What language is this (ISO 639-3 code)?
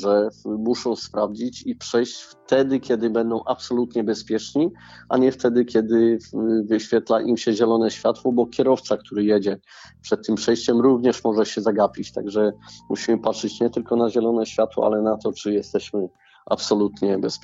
pol